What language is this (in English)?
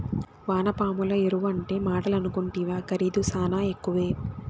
Telugu